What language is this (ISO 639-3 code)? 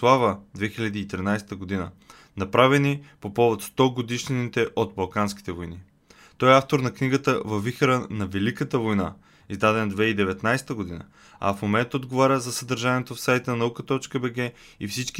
bul